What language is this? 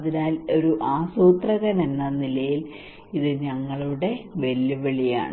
Malayalam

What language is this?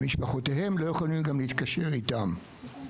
Hebrew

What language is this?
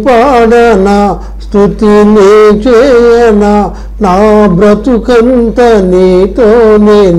Telugu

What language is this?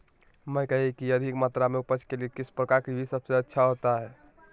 Magahi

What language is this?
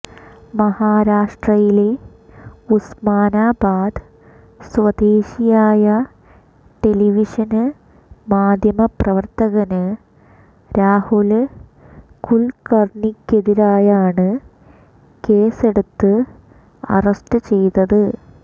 Malayalam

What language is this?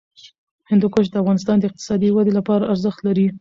Pashto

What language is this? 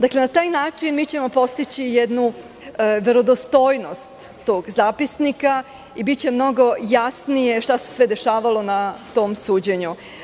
Serbian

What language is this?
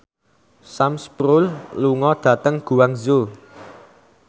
Javanese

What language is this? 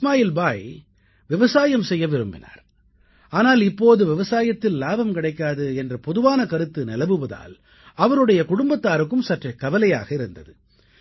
Tamil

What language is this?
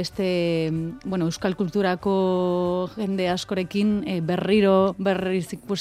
Spanish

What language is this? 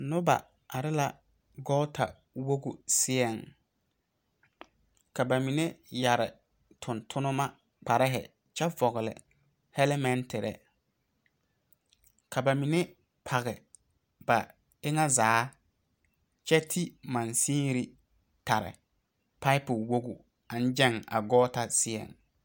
Southern Dagaare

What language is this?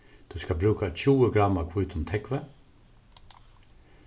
Faroese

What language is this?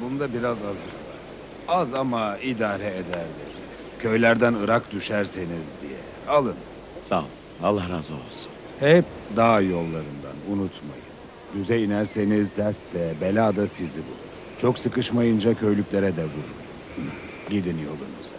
Turkish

